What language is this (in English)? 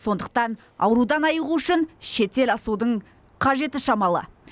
Kazakh